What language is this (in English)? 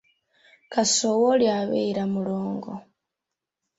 Ganda